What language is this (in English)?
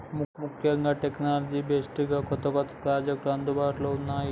Telugu